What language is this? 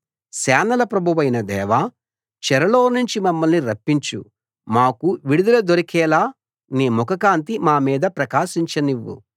Telugu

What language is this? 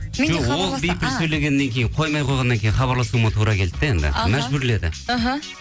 Kazakh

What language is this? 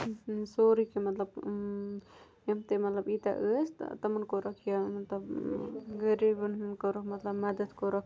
Kashmiri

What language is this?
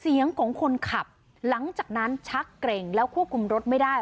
Thai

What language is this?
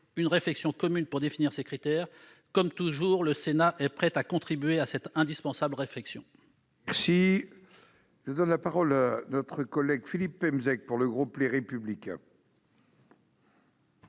French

